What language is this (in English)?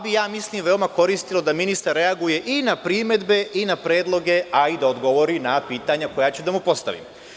Serbian